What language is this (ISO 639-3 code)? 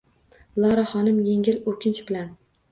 uzb